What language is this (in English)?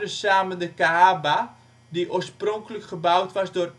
Dutch